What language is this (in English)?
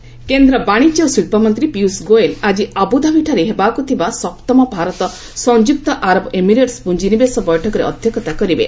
Odia